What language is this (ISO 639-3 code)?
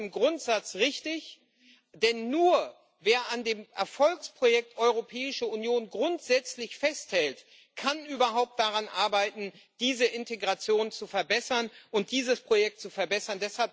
deu